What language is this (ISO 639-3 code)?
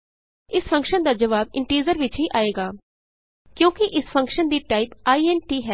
pan